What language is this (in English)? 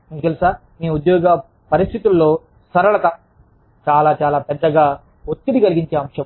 Telugu